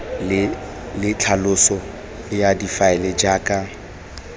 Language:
Tswana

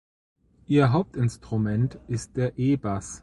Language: German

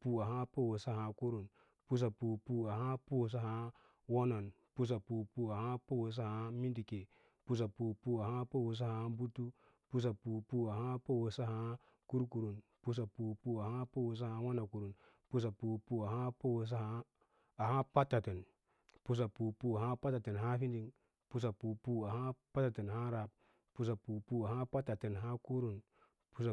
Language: Lala-Roba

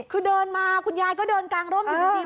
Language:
Thai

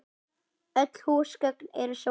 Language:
Icelandic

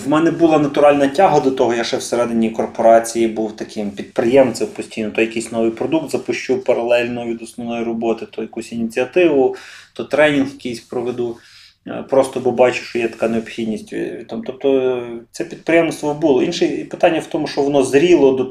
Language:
Ukrainian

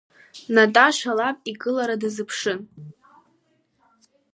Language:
Abkhazian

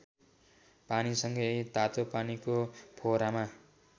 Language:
Nepali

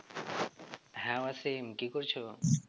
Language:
Bangla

